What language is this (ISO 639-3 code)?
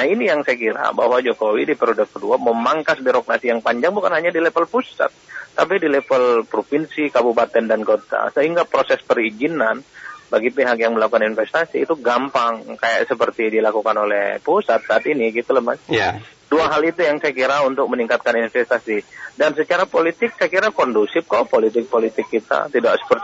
ind